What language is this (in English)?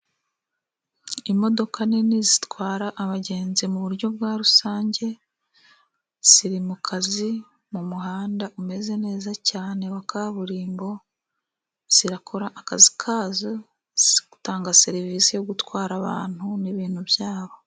Kinyarwanda